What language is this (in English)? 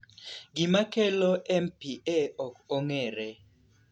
Luo (Kenya and Tanzania)